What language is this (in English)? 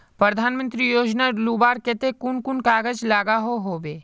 Magahi